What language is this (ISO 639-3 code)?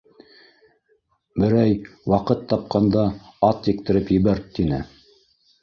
bak